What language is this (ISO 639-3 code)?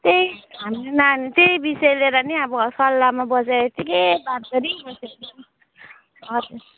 nep